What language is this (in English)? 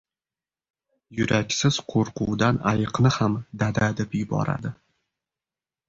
Uzbek